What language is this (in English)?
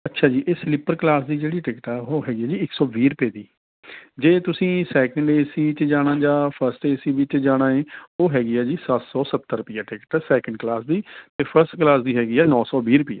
Punjabi